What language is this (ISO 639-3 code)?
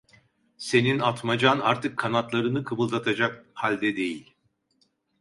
tur